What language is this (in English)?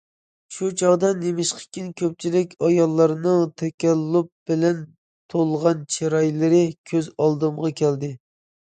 Uyghur